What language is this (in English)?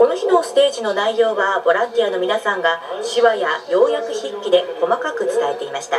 Japanese